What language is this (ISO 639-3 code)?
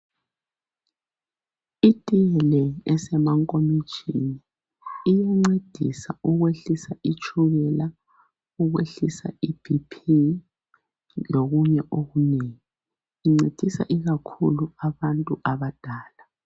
nde